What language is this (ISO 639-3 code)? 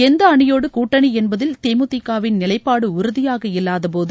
tam